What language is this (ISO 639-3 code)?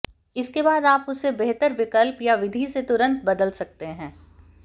hin